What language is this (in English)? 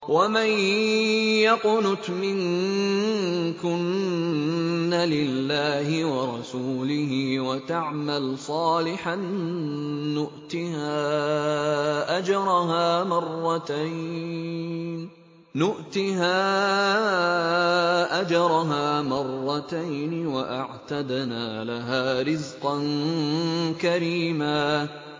Arabic